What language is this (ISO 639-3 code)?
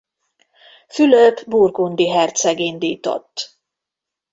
hun